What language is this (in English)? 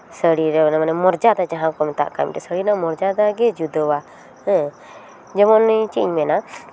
Santali